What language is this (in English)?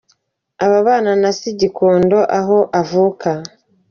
Kinyarwanda